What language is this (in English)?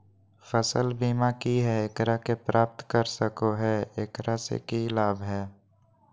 Magahi